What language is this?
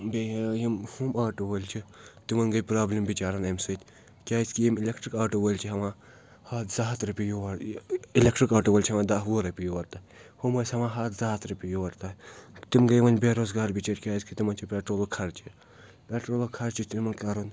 Kashmiri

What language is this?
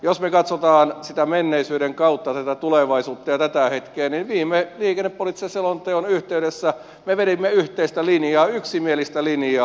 Finnish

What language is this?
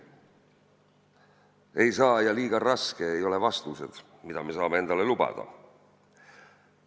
Estonian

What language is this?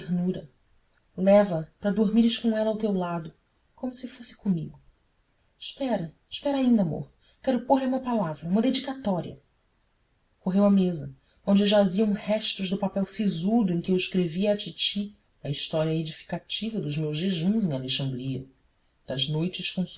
Portuguese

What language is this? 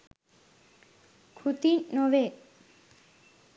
Sinhala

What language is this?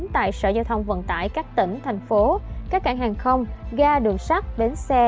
Vietnamese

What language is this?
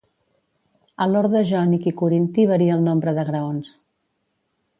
Catalan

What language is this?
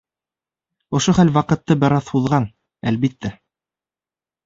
Bashkir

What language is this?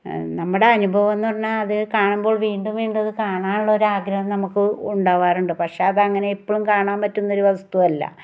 Malayalam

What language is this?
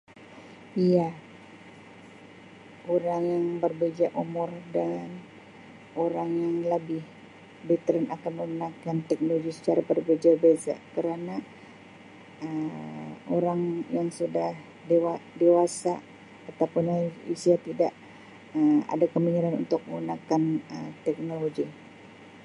Sabah Malay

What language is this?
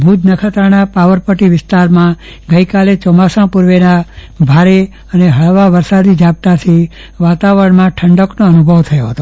Gujarati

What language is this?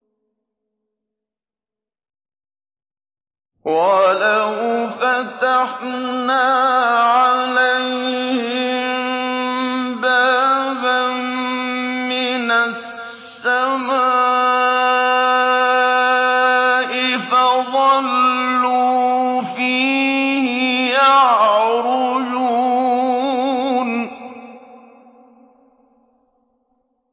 Arabic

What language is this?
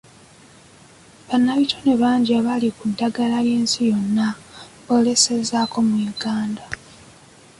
Ganda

